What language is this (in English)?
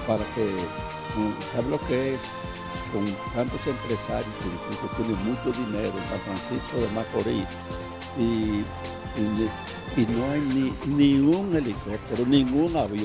Spanish